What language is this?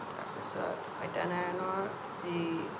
Assamese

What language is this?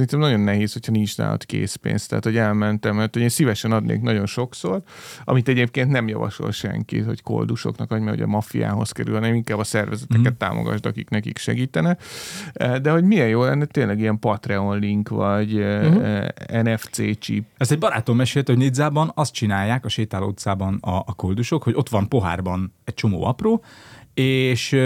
Hungarian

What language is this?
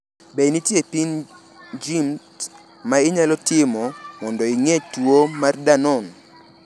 Luo (Kenya and Tanzania)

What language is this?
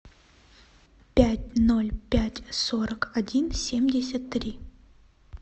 Russian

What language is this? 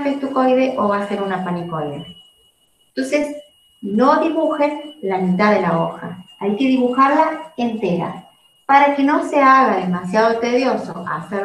Spanish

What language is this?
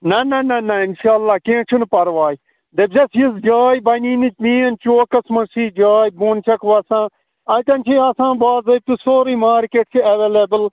Kashmiri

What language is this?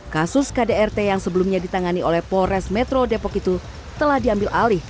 Indonesian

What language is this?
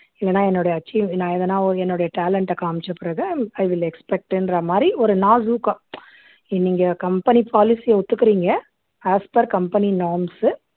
Tamil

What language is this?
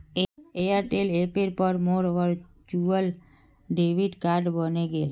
Magahi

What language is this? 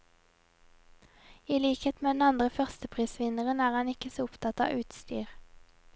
Norwegian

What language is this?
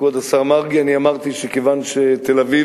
Hebrew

